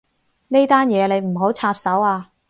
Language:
Cantonese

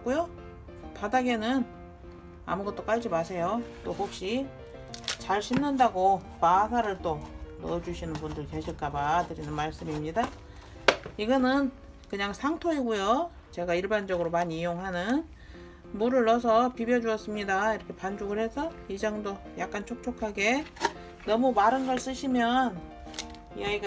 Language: Korean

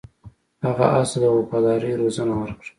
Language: Pashto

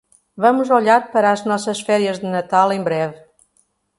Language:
Portuguese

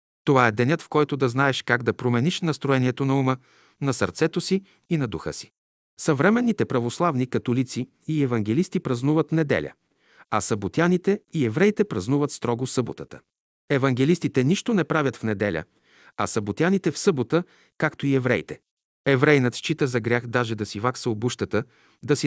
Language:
Bulgarian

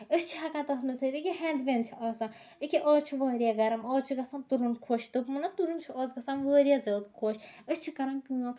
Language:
Kashmiri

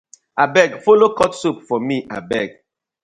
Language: Nigerian Pidgin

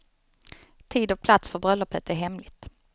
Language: Swedish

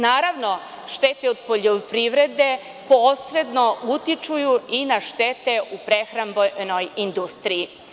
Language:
Serbian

